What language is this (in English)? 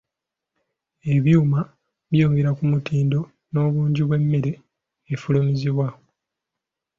Ganda